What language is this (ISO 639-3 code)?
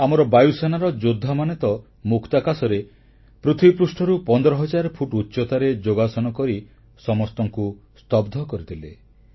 ori